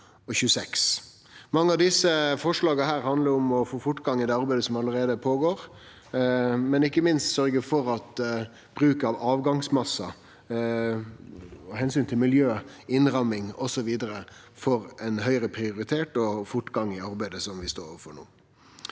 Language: Norwegian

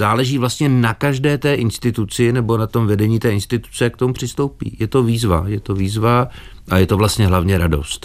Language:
Czech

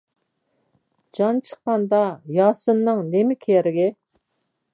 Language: Uyghur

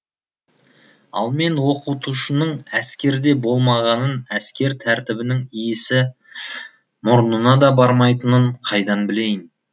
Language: Kazakh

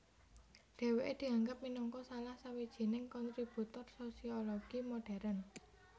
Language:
Javanese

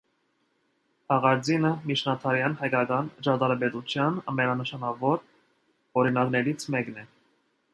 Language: Armenian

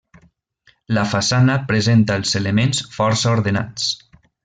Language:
Catalan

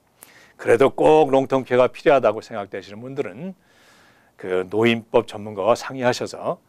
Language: Korean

